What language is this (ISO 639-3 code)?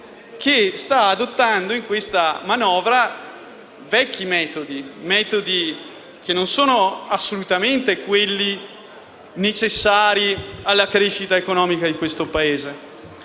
ita